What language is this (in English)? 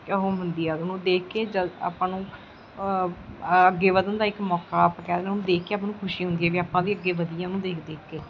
Punjabi